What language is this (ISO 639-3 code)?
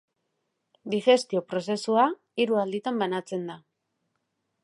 eus